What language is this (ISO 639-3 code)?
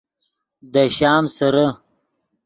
ydg